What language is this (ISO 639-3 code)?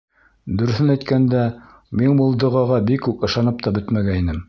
bak